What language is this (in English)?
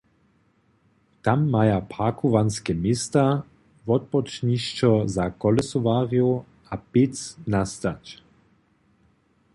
Upper Sorbian